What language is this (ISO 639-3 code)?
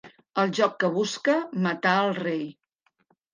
cat